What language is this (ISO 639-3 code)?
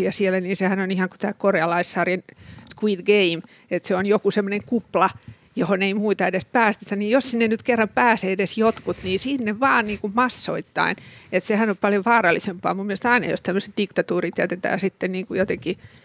fin